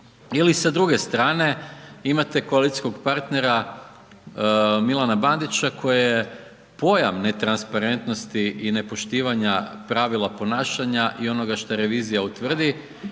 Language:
Croatian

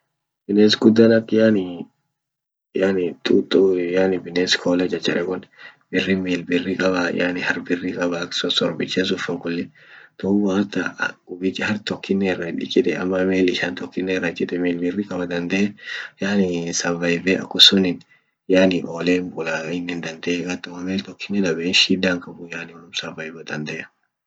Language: Orma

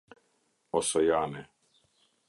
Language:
Albanian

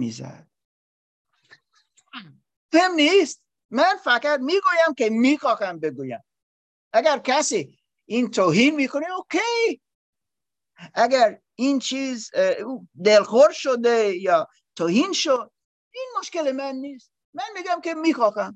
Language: Persian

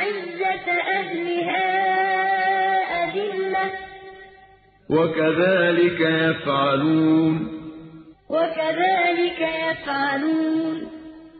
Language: Arabic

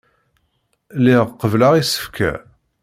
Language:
Kabyle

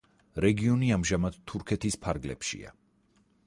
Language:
Georgian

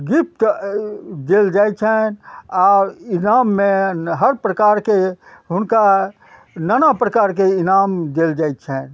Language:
Maithili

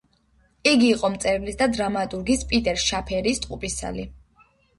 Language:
Georgian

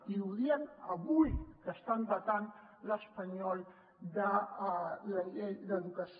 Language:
Catalan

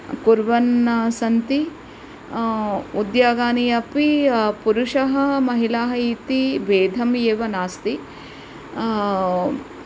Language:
Sanskrit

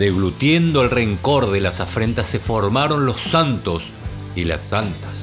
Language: Spanish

